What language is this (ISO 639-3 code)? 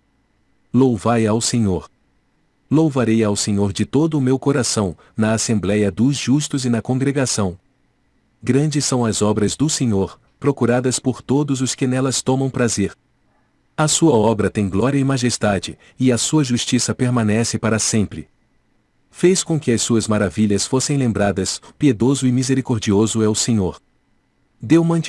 por